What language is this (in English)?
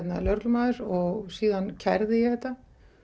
Icelandic